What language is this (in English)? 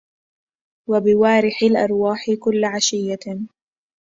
Arabic